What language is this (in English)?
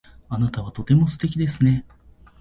Japanese